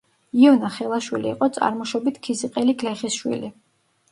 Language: Georgian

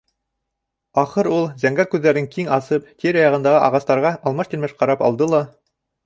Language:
Bashkir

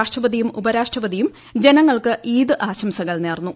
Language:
Malayalam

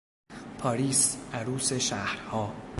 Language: Persian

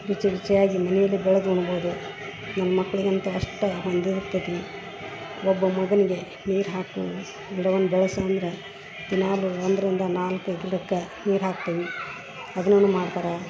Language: Kannada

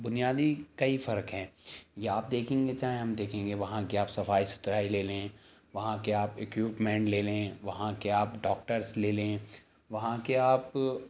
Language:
Urdu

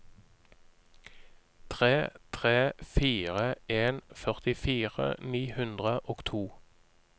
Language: Norwegian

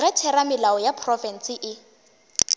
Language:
Northern Sotho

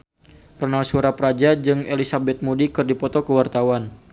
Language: Sundanese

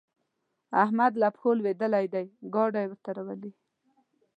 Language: Pashto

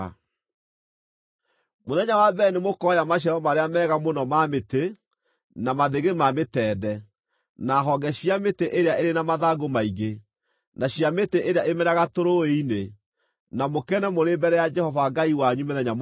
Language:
Kikuyu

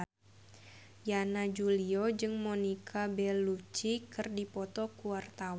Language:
Sundanese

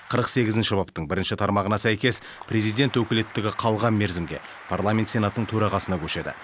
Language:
Kazakh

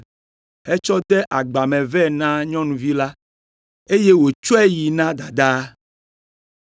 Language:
Ewe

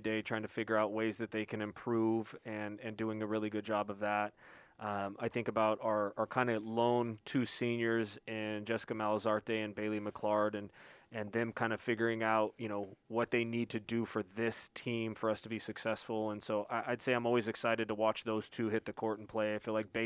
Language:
English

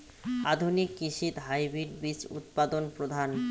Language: Bangla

